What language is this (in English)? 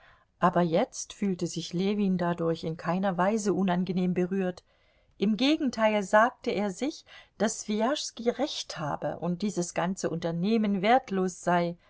German